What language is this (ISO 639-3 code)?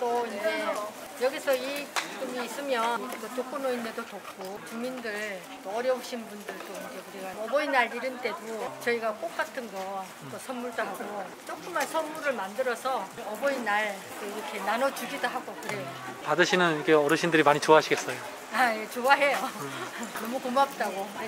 kor